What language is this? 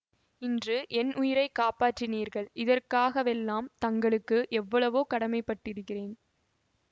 Tamil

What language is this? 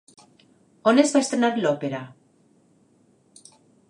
Catalan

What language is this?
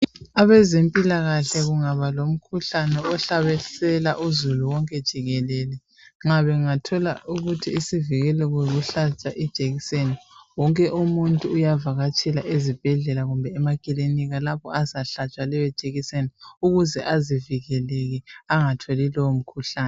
North Ndebele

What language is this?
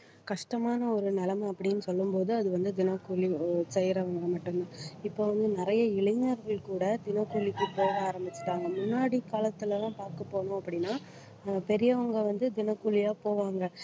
Tamil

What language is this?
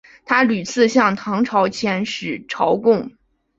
Chinese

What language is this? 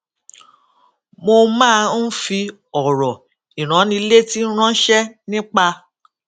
Yoruba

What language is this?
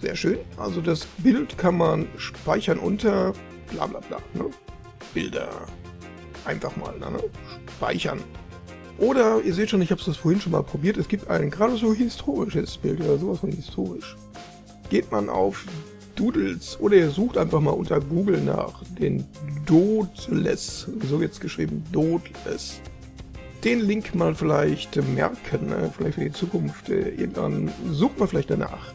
German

